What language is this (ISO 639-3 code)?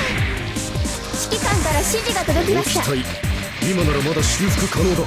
jpn